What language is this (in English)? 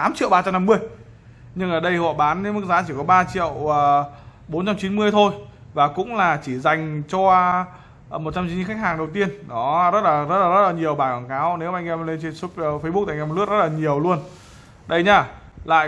Vietnamese